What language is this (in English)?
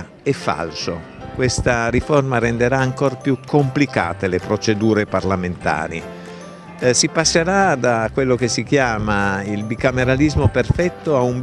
Italian